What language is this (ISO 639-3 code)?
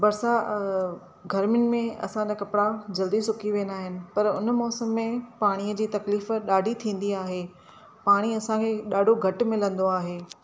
snd